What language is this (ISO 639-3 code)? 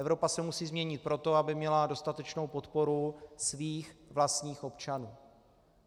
ces